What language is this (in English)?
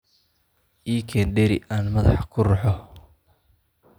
Somali